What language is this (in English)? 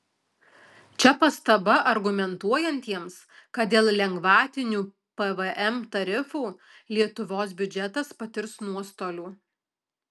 Lithuanian